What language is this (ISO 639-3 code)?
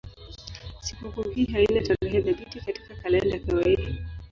swa